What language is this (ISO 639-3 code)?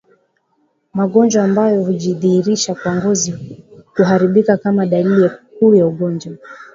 swa